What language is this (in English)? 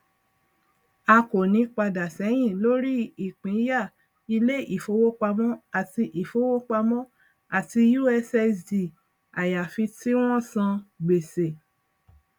Yoruba